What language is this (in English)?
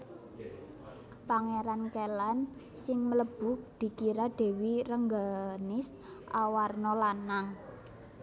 Javanese